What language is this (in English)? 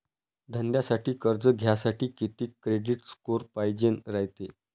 Marathi